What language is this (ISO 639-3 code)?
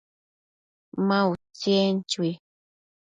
mcf